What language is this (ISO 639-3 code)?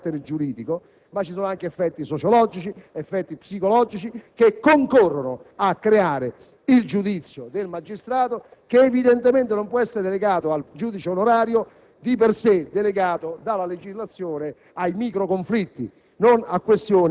ita